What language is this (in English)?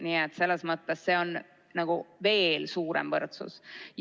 Estonian